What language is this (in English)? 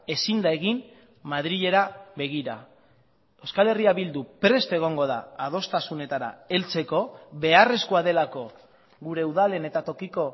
Basque